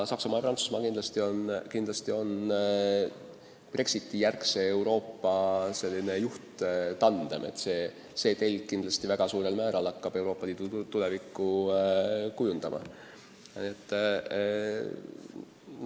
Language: Estonian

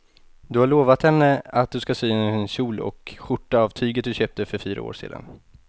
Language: Swedish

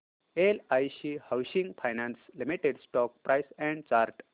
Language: Marathi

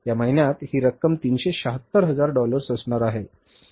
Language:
Marathi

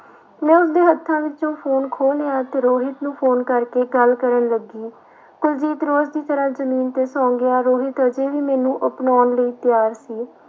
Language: Punjabi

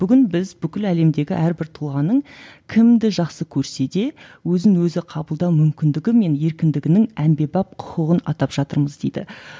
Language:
Kazakh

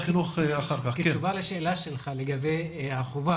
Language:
Hebrew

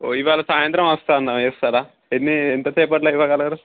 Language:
Telugu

